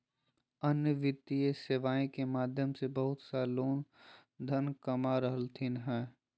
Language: Magahi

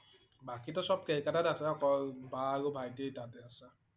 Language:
Assamese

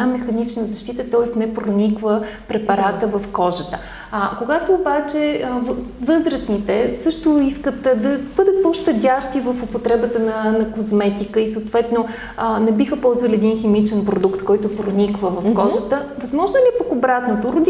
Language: Bulgarian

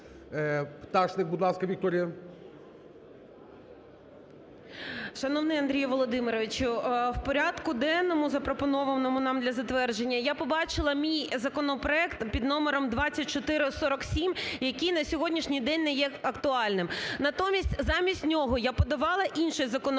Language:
Ukrainian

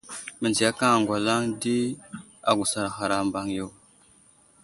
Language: Wuzlam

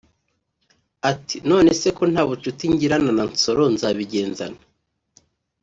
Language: Kinyarwanda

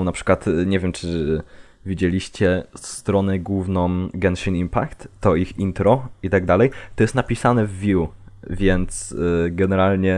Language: Polish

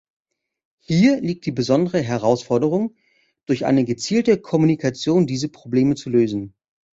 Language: German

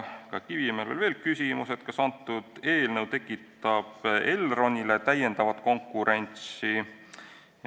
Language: Estonian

